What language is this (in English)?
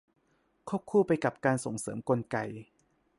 Thai